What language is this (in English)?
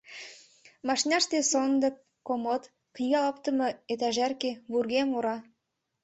Mari